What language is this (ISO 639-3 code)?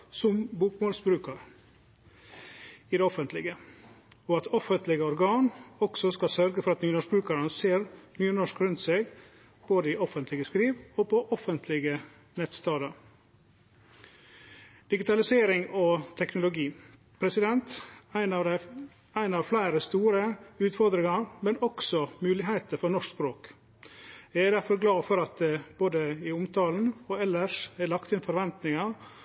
nno